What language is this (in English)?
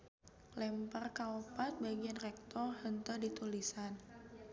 Sundanese